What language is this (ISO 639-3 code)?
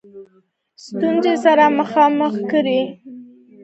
pus